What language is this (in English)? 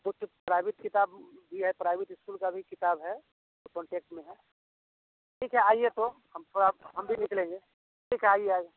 Hindi